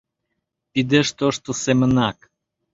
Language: Mari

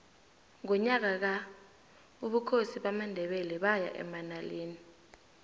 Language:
South Ndebele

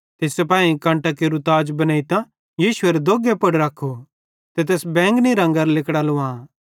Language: Bhadrawahi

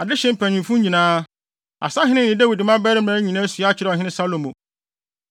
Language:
Akan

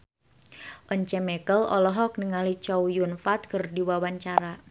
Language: Sundanese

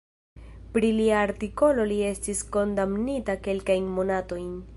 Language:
Esperanto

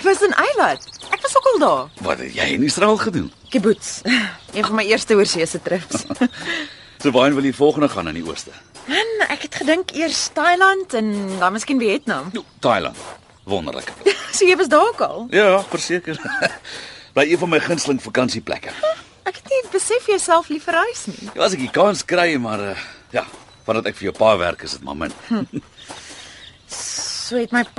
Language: Dutch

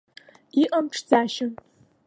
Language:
Abkhazian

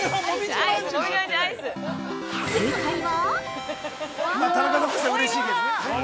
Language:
Japanese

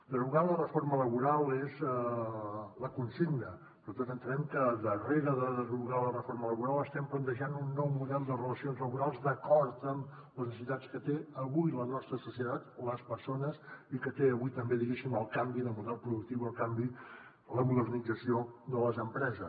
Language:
Catalan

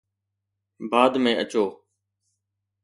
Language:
Sindhi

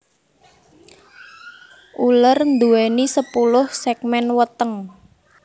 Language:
Javanese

